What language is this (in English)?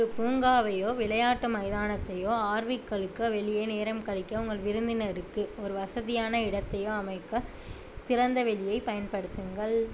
Tamil